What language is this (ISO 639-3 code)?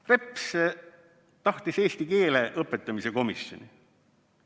est